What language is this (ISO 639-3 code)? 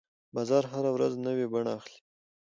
pus